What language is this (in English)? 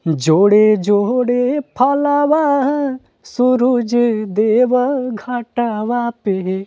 Hindi